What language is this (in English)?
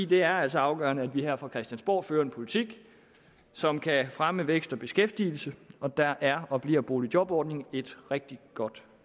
Danish